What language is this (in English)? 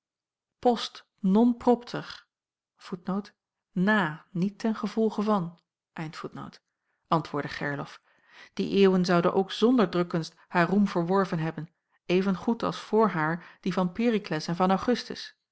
Dutch